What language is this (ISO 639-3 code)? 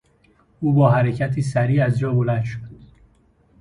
fas